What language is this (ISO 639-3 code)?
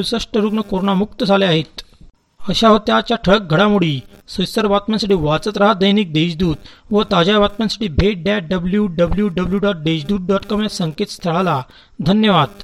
mar